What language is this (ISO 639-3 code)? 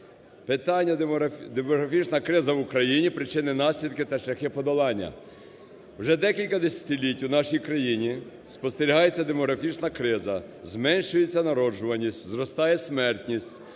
ukr